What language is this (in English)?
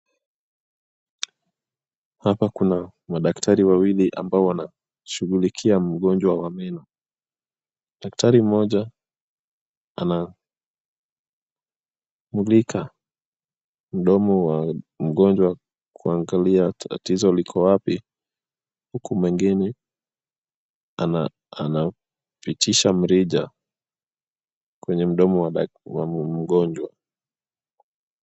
Swahili